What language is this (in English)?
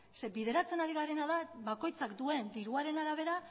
Basque